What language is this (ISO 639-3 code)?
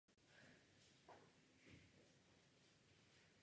ces